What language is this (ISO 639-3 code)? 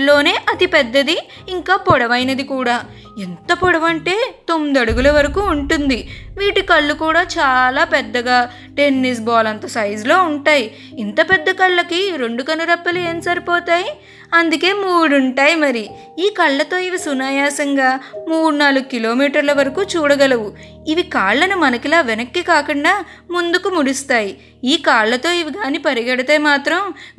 tel